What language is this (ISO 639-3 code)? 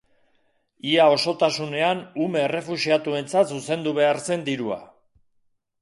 eus